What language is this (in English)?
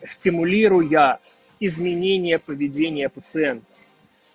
Russian